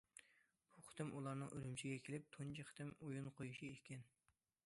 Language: Uyghur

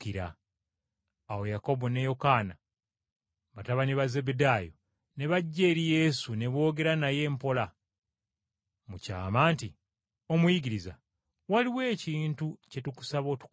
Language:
Ganda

